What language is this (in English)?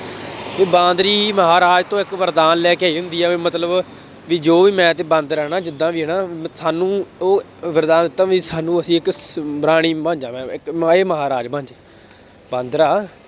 Punjabi